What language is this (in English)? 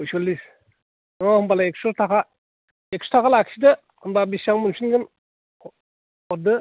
Bodo